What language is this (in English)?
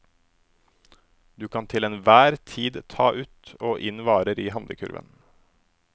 Norwegian